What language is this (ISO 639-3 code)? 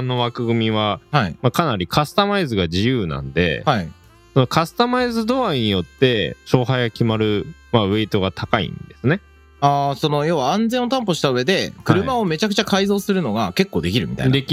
jpn